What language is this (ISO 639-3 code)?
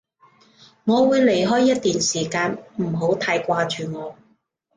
yue